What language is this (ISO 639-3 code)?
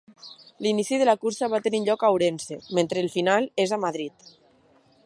cat